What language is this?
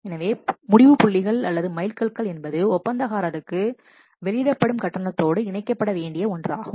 Tamil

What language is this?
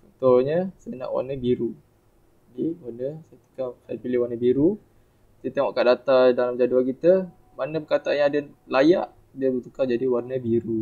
Malay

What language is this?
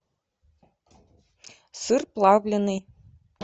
Russian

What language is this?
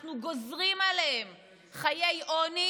Hebrew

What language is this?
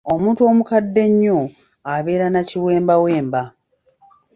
Ganda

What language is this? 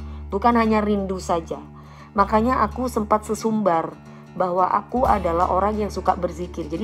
Indonesian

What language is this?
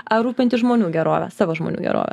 Lithuanian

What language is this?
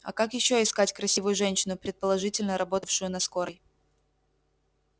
Russian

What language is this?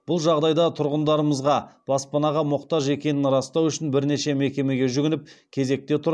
Kazakh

